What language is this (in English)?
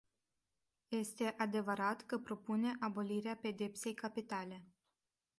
Romanian